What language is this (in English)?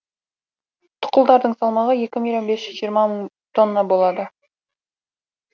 Kazakh